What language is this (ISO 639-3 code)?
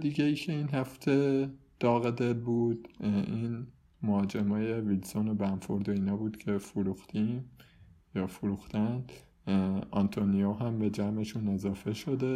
fas